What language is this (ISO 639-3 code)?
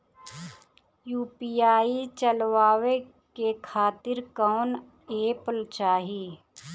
bho